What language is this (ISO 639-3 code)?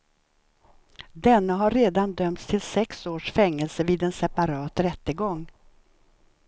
swe